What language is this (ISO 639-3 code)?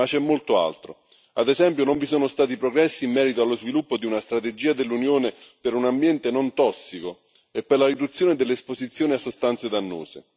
ita